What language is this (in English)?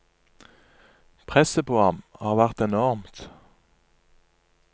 Norwegian